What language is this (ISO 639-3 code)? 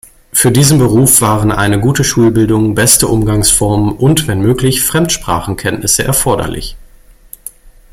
deu